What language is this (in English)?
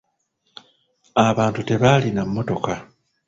Ganda